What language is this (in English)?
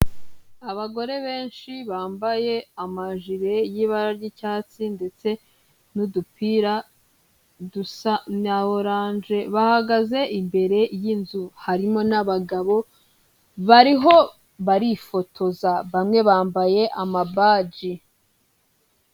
Kinyarwanda